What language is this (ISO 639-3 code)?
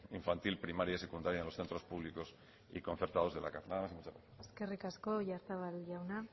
spa